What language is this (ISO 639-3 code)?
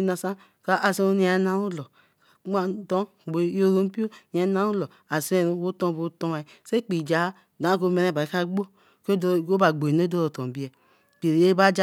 elm